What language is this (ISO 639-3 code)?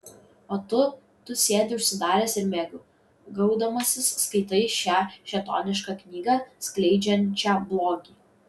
lit